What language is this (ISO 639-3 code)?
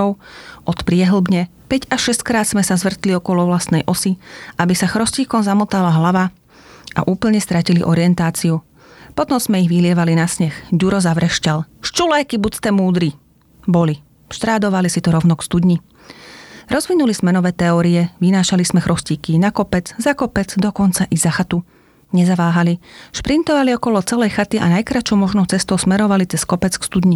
slk